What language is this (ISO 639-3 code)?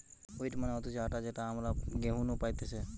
ben